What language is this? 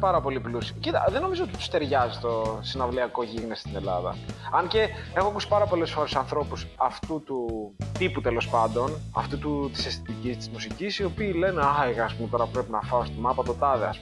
Greek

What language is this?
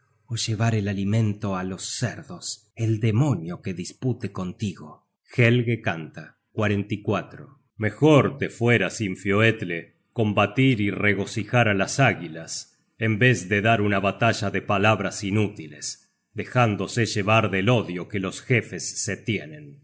Spanish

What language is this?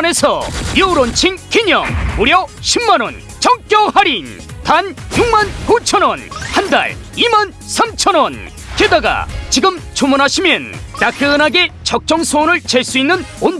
Korean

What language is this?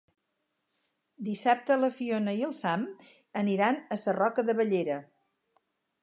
Catalan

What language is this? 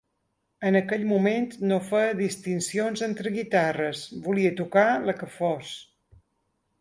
Catalan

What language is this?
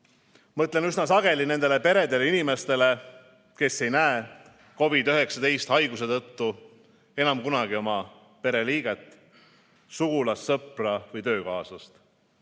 Estonian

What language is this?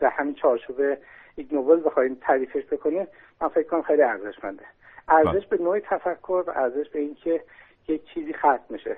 Persian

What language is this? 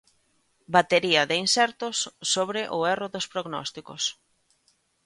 Galician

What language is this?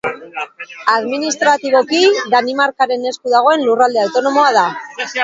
Basque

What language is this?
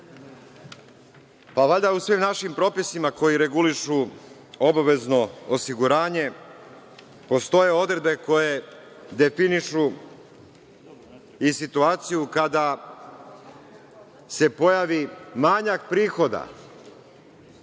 Serbian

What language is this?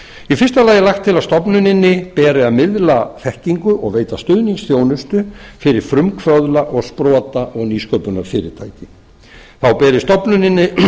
Icelandic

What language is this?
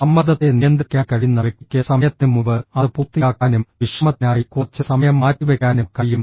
Malayalam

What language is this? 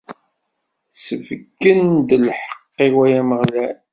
Kabyle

